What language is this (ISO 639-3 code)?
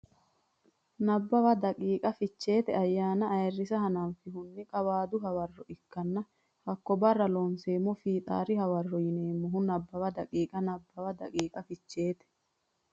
sid